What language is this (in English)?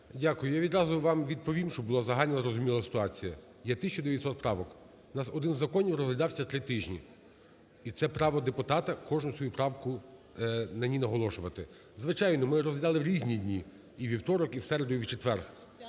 Ukrainian